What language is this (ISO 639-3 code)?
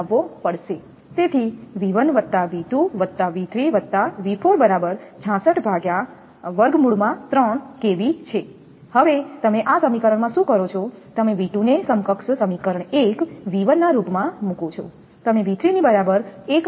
guj